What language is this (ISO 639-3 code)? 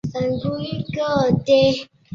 zho